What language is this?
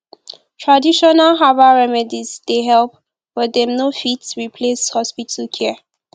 Nigerian Pidgin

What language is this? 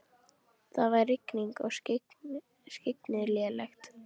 Icelandic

